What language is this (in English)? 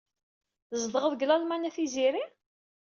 Kabyle